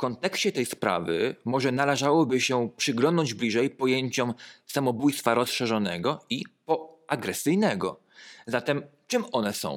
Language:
Polish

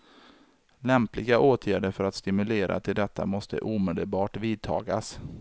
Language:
Swedish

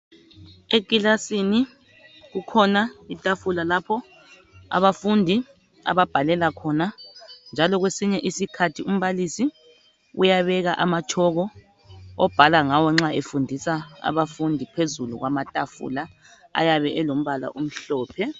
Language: North Ndebele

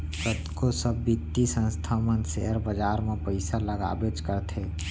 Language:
Chhattisgarhi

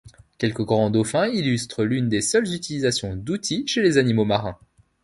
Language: French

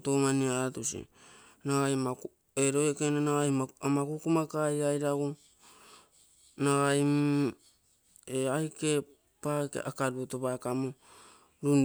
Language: Terei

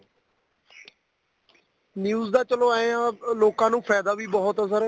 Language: Punjabi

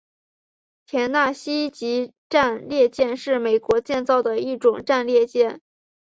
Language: Chinese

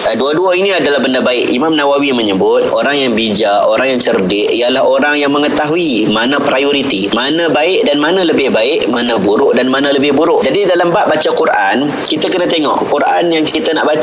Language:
Malay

